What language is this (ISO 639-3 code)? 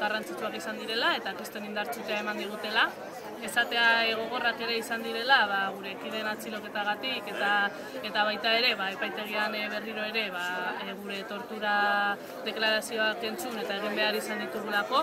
spa